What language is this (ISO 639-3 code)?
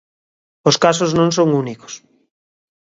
glg